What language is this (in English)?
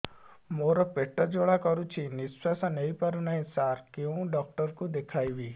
Odia